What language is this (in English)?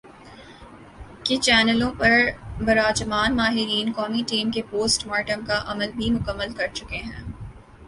Urdu